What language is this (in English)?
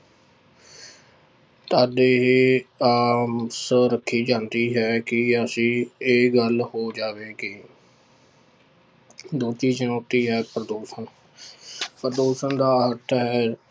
Punjabi